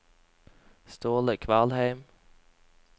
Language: Norwegian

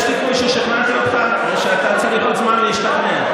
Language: Hebrew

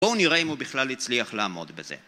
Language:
Hebrew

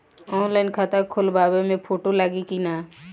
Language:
Bhojpuri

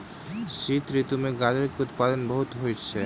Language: Maithili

